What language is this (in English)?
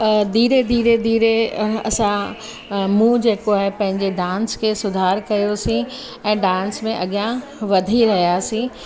Sindhi